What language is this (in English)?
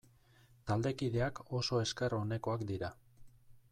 Basque